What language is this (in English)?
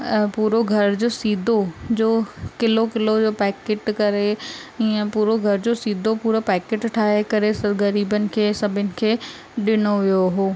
Sindhi